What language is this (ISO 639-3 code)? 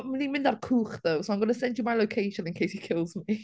cym